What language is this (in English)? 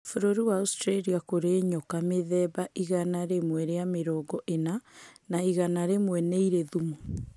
Kikuyu